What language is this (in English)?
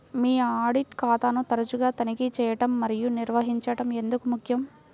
Telugu